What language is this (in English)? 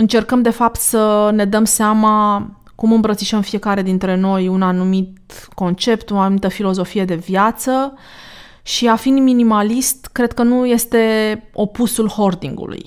Romanian